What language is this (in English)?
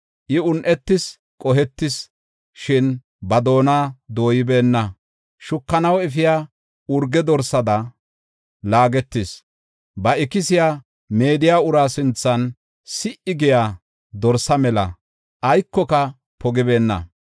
Gofa